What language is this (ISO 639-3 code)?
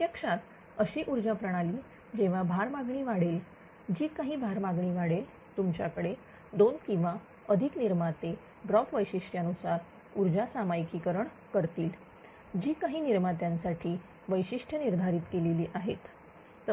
mar